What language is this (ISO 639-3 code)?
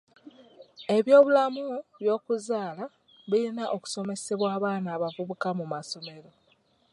lug